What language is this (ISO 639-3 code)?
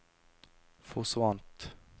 nor